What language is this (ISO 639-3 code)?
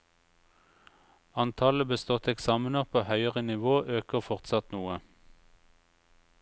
nor